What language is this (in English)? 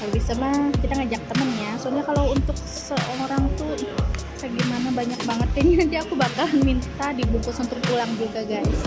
Indonesian